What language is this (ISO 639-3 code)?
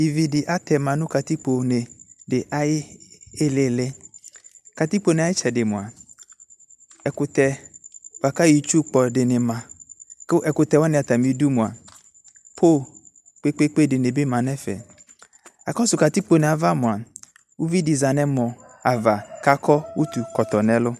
kpo